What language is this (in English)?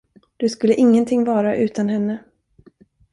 Swedish